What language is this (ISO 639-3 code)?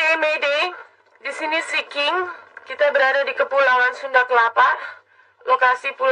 ind